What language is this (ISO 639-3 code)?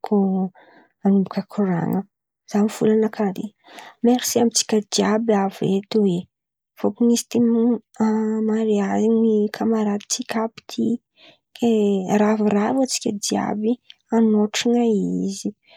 xmv